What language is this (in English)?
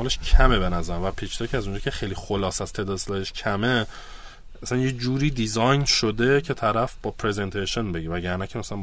Persian